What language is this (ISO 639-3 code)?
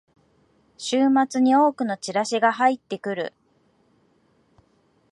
jpn